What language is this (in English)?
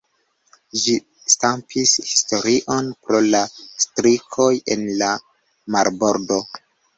Esperanto